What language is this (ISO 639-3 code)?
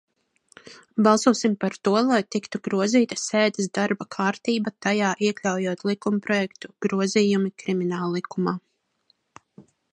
lav